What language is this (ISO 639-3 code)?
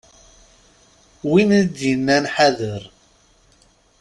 kab